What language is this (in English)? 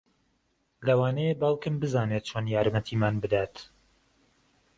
Central Kurdish